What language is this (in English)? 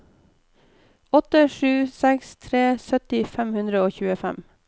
Norwegian